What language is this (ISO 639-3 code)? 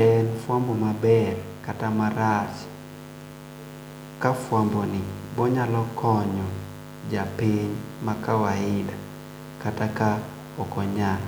luo